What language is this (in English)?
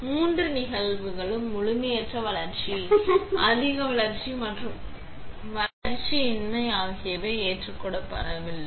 Tamil